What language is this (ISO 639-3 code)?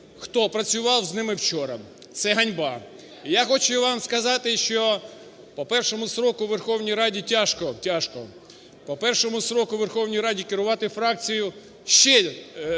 ukr